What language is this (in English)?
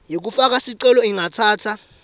Swati